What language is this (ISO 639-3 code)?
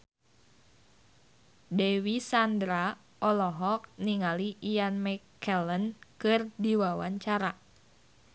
sun